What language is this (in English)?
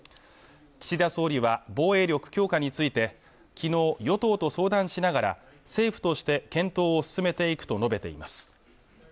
Japanese